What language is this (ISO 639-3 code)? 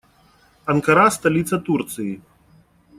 rus